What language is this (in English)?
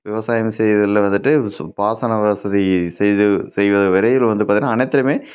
Tamil